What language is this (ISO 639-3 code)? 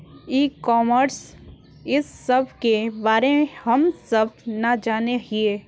mag